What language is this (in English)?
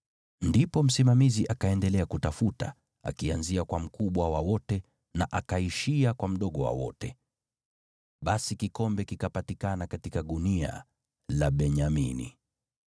Swahili